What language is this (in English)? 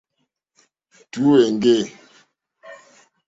Mokpwe